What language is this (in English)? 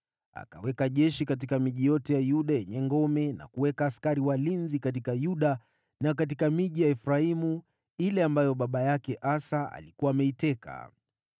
Swahili